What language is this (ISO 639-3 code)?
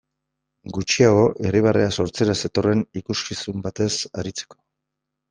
eus